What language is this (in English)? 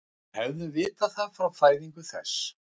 Icelandic